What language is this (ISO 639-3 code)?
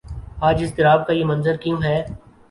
urd